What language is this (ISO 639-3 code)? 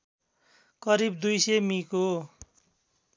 nep